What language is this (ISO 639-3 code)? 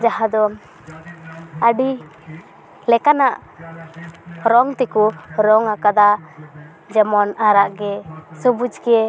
sat